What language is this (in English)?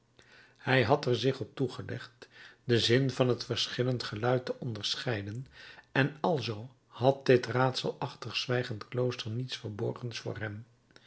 Dutch